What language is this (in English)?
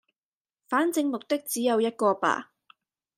Cantonese